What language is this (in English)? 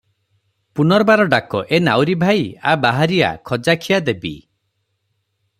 Odia